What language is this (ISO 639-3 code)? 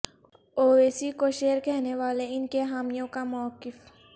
urd